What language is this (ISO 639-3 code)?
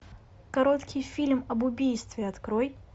rus